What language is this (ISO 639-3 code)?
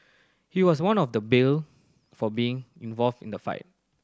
eng